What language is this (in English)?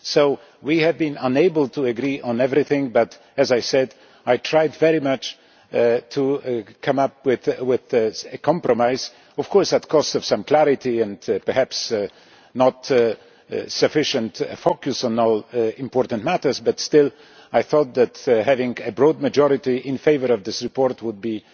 English